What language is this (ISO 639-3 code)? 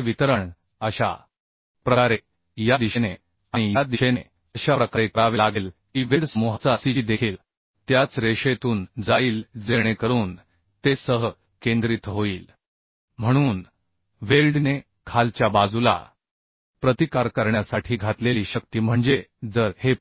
mar